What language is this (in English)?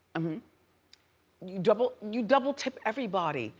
English